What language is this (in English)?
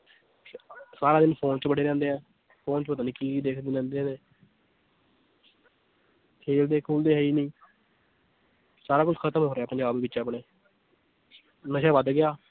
Punjabi